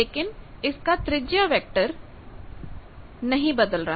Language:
Hindi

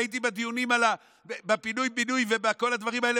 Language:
Hebrew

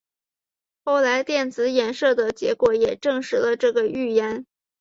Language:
Chinese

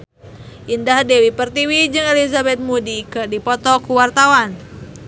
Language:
Sundanese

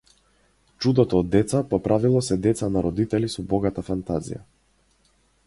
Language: Macedonian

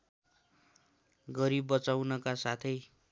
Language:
Nepali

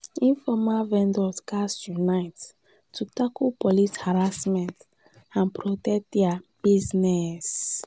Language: Nigerian Pidgin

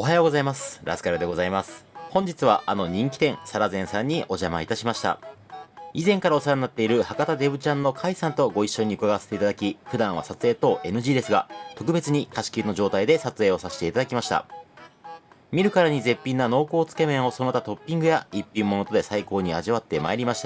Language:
Japanese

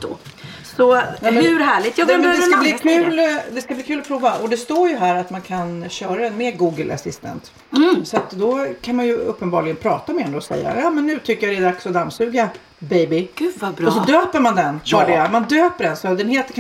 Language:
Swedish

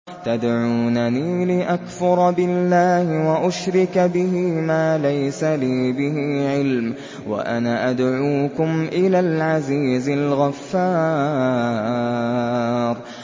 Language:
Arabic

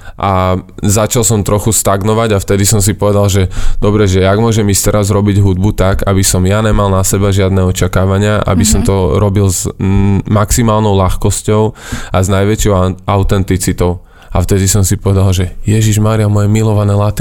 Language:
Slovak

